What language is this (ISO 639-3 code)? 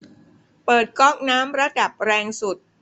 tha